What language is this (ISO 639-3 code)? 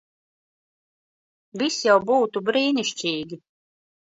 lav